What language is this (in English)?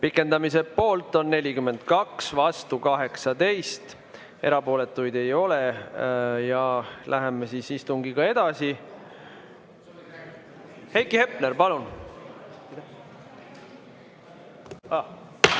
Estonian